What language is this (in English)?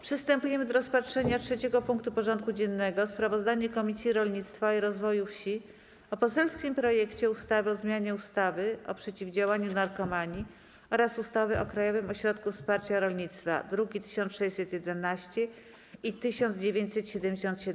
Polish